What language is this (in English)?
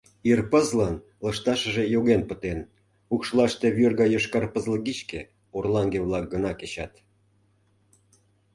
Mari